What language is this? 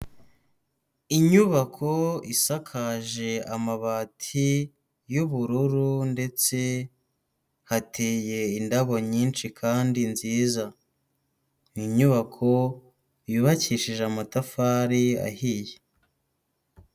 Kinyarwanda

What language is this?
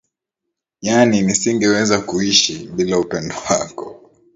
Swahili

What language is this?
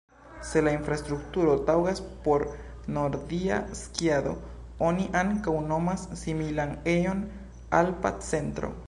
Esperanto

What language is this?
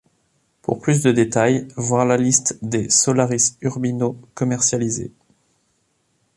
French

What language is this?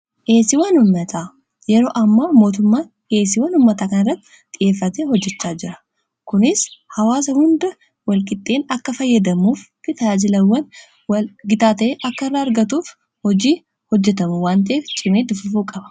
Oromo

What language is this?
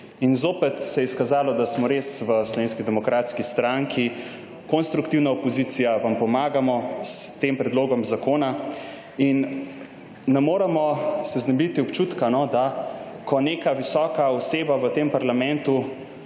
Slovenian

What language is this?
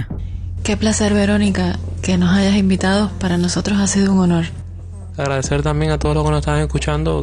Spanish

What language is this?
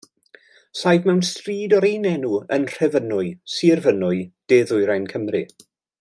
Welsh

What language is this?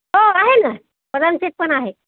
Marathi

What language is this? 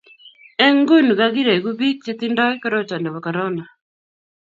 Kalenjin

